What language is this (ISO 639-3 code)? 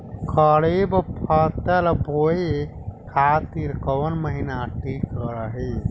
bho